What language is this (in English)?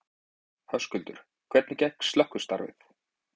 Icelandic